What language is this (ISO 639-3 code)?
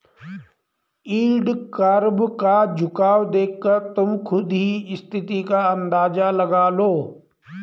hin